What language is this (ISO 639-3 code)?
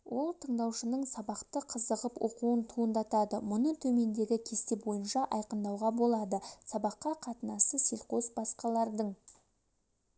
kaz